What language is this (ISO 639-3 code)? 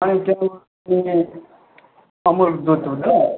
nep